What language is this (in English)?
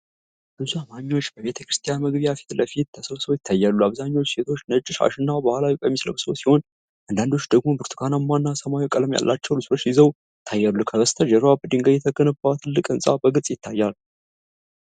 Amharic